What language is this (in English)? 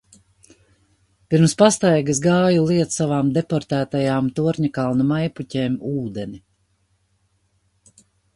Latvian